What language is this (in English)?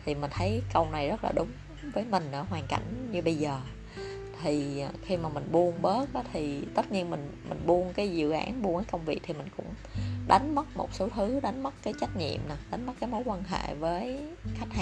Vietnamese